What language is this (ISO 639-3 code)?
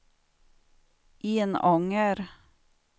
swe